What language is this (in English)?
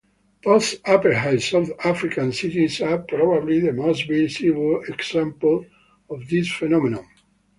English